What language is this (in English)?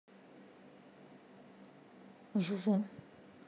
Russian